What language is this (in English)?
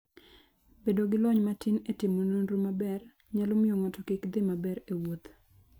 Luo (Kenya and Tanzania)